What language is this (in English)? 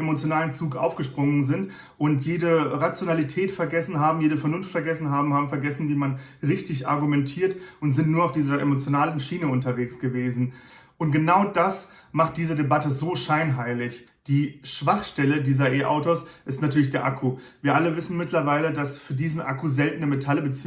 German